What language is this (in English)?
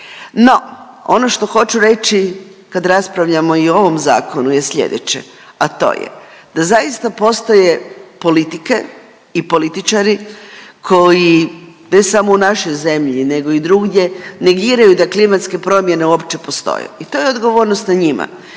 Croatian